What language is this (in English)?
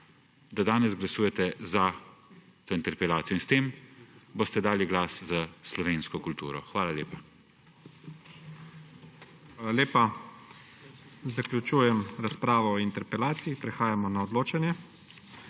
Slovenian